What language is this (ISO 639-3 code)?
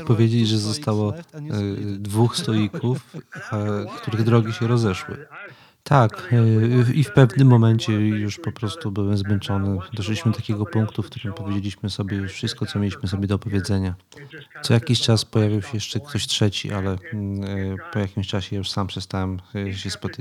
pol